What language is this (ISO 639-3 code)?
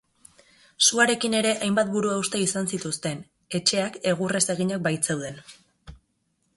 eus